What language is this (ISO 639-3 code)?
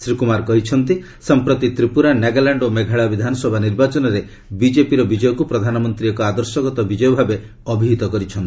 ori